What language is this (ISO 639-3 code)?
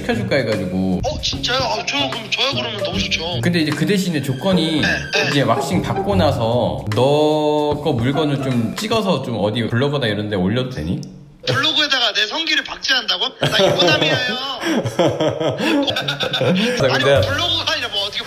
kor